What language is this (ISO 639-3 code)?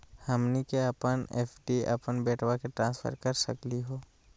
mag